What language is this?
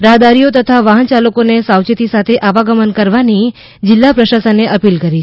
Gujarati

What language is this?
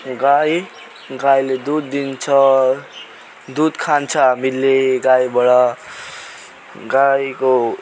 Nepali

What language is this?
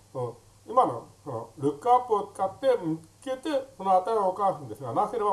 Japanese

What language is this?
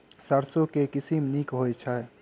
Maithili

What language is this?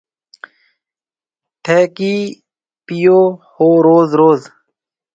Marwari (Pakistan)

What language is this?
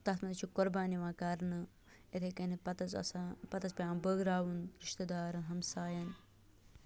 Kashmiri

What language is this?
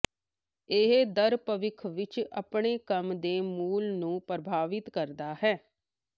Punjabi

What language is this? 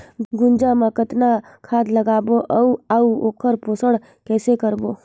Chhattisgarhi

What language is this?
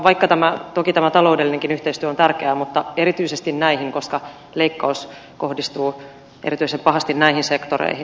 Finnish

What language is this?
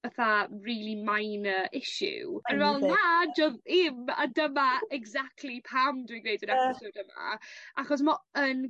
Welsh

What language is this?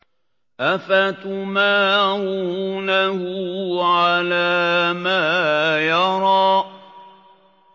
Arabic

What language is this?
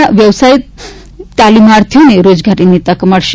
Gujarati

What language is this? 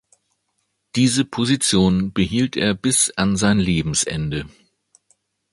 German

